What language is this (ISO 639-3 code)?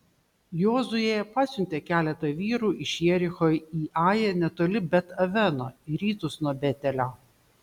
lit